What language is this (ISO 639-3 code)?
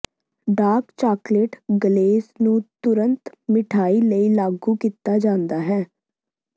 pan